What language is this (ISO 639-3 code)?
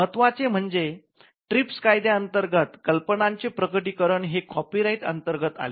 mar